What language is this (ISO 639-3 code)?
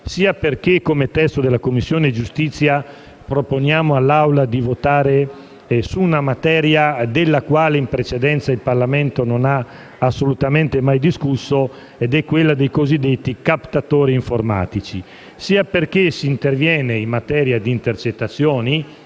ita